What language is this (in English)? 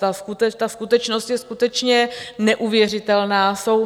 Czech